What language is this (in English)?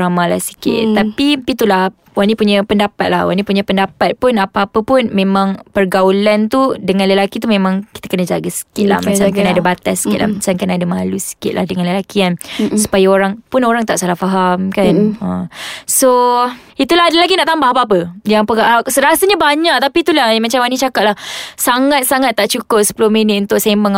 Malay